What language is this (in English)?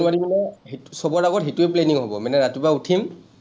Assamese